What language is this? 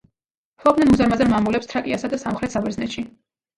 Georgian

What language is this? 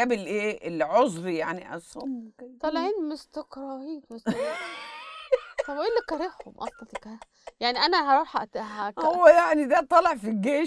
Arabic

